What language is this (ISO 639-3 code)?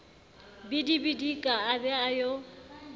sot